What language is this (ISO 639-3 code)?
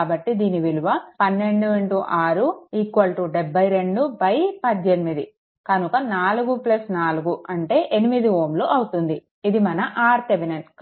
tel